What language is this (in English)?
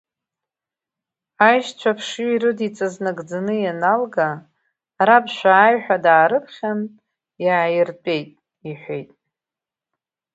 Abkhazian